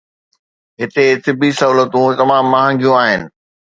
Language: Sindhi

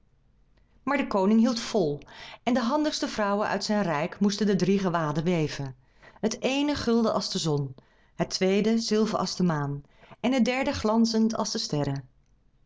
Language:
Dutch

